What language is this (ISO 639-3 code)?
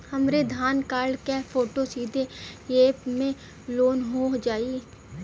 bho